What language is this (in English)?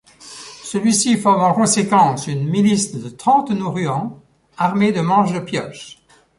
French